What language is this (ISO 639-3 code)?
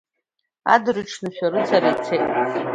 abk